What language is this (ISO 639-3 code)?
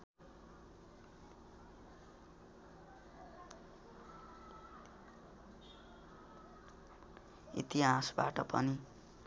nep